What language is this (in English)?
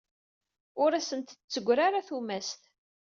Kabyle